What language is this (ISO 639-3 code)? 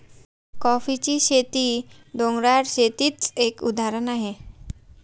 mar